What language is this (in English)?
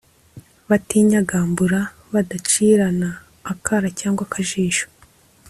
Kinyarwanda